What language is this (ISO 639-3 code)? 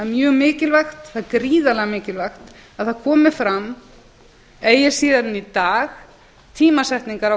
isl